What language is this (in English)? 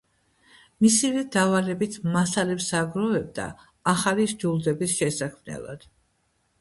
Georgian